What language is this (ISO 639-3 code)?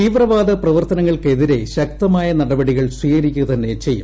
mal